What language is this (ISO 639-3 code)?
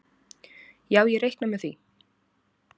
isl